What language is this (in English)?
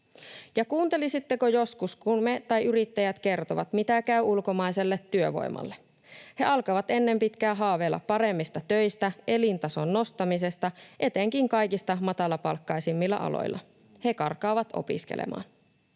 Finnish